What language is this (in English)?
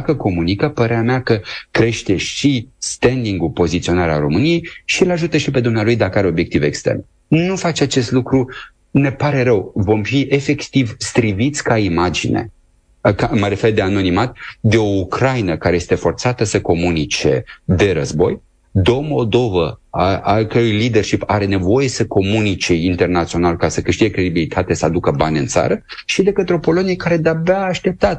Romanian